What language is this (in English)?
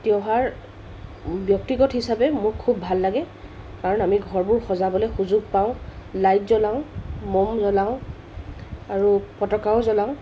Assamese